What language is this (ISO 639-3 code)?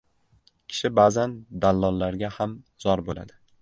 uzb